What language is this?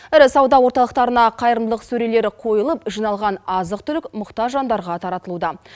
Kazakh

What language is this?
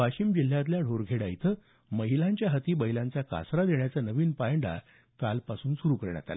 Marathi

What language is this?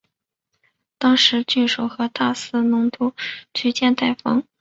Chinese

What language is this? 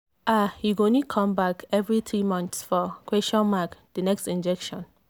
Nigerian Pidgin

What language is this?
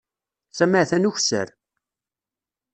Kabyle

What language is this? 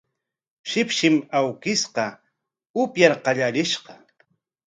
Corongo Ancash Quechua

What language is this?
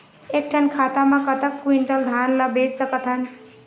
Chhattisgarhi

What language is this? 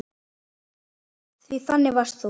Icelandic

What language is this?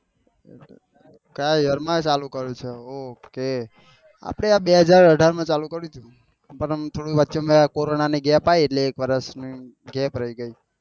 Gujarati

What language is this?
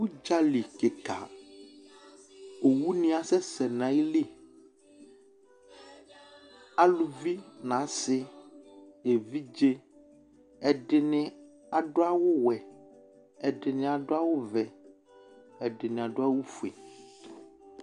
Ikposo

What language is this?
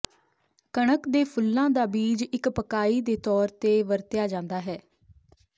Punjabi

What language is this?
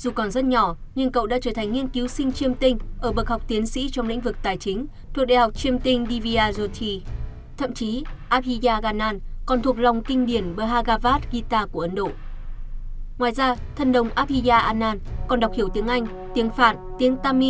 Vietnamese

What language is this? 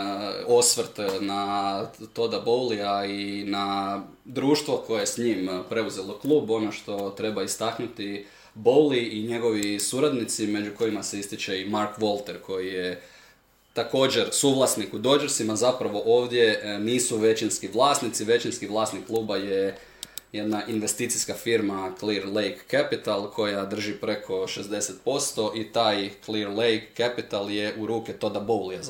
Croatian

